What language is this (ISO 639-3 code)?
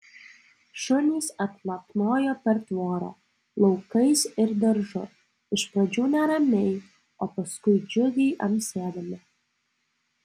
lit